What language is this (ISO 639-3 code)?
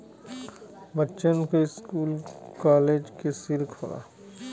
bho